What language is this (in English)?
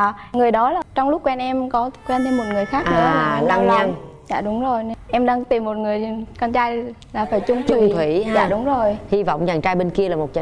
Vietnamese